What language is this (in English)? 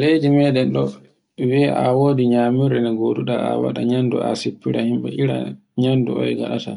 Borgu Fulfulde